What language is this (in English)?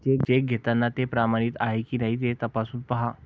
Marathi